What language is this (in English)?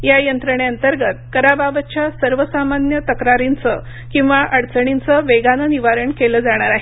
Marathi